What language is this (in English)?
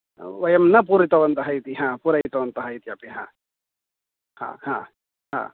Sanskrit